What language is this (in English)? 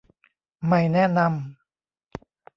Thai